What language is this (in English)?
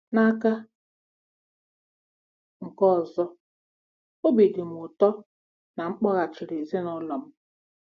Igbo